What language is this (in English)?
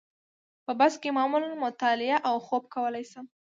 Pashto